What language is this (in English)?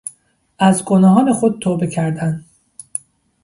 Persian